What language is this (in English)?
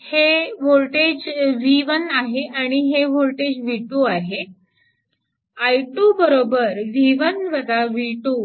Marathi